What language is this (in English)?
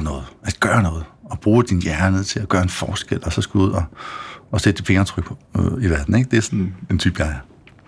Danish